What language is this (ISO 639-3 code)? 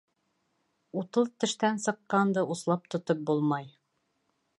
bak